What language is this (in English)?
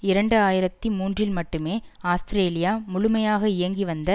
Tamil